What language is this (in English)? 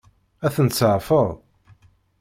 Kabyle